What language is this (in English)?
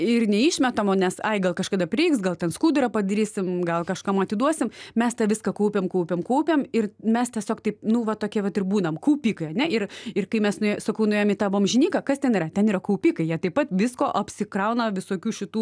Lithuanian